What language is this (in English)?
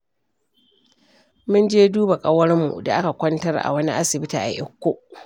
Hausa